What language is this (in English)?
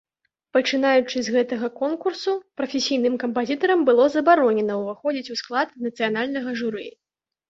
Belarusian